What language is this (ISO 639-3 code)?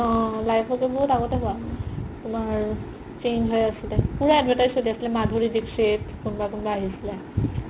asm